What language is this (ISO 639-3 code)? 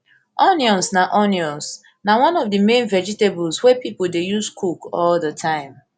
pcm